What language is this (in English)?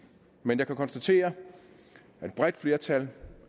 Danish